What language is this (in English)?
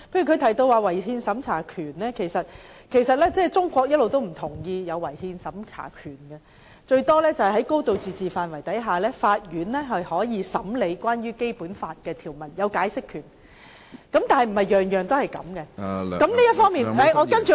Cantonese